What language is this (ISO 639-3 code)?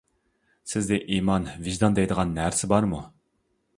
uig